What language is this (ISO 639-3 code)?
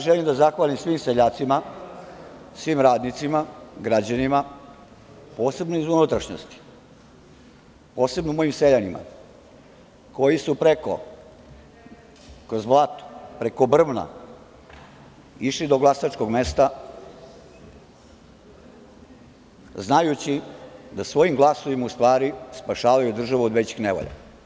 srp